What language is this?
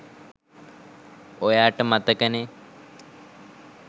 Sinhala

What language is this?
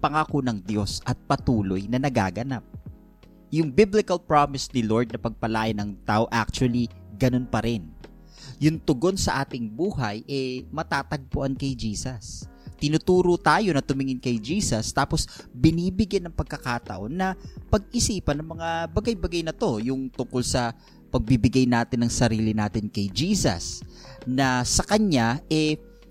Filipino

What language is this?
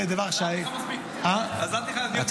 Hebrew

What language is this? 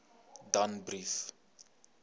Afrikaans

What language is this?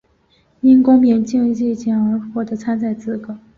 Chinese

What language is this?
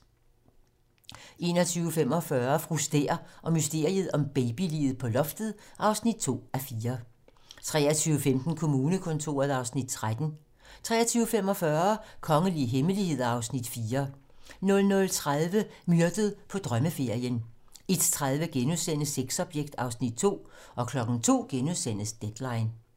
Danish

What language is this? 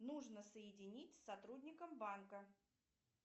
Russian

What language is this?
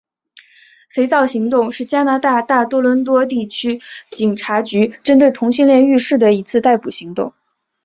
Chinese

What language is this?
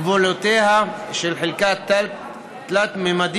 Hebrew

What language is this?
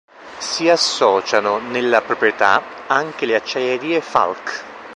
Italian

